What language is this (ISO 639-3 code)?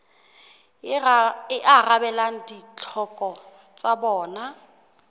sot